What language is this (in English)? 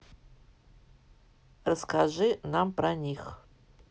Russian